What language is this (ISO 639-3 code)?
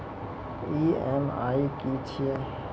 mai